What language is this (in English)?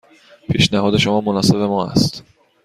Persian